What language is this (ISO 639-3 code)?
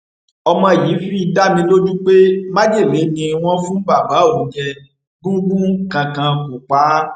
yor